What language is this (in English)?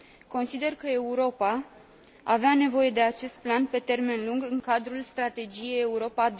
Romanian